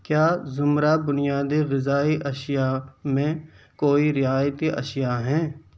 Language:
Urdu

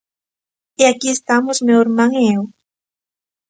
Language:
Galician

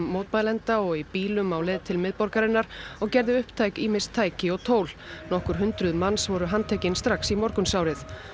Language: Icelandic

